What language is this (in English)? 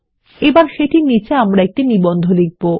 Bangla